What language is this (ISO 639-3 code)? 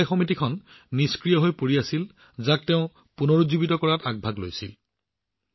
asm